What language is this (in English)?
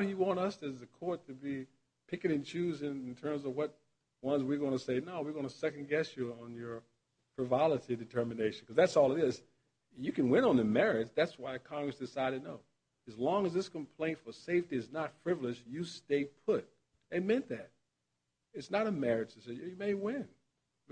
English